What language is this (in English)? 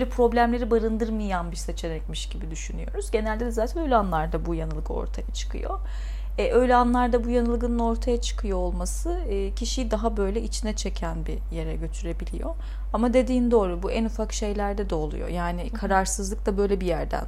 Turkish